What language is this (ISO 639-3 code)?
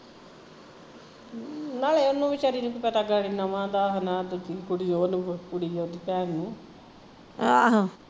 pan